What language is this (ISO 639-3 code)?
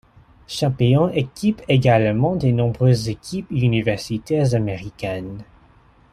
fra